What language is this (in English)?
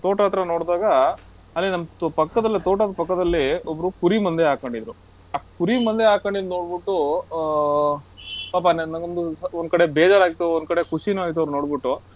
Kannada